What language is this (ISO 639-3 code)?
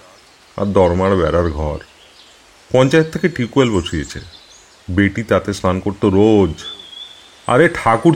ben